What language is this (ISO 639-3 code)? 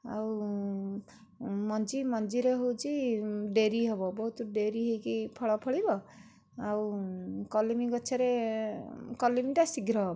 ori